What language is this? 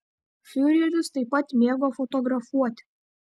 Lithuanian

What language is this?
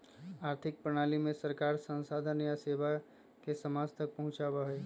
Magahi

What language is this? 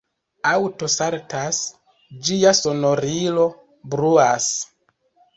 Esperanto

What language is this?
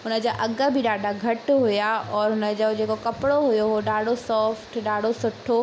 Sindhi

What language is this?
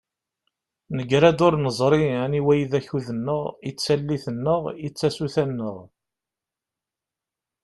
Kabyle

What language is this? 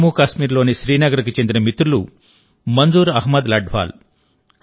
Telugu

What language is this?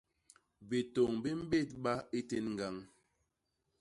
Basaa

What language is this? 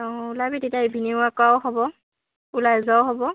Assamese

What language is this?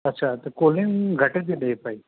Sindhi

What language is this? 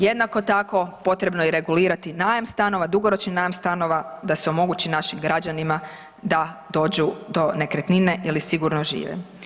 Croatian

